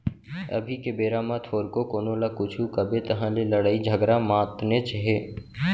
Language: Chhattisgarhi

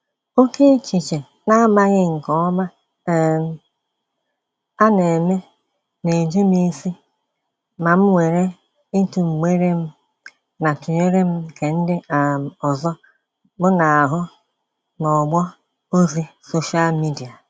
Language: Igbo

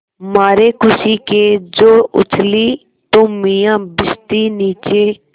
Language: Hindi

